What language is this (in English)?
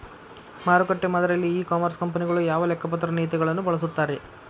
Kannada